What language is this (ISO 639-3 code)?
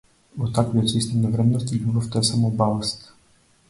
mkd